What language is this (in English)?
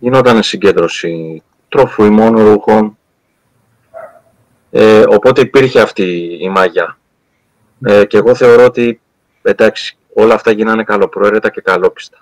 Greek